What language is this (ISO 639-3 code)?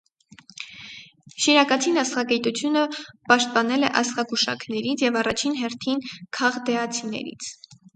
hye